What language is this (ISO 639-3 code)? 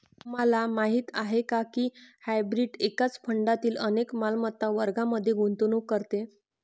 mar